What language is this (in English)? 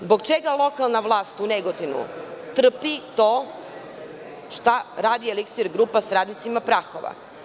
Serbian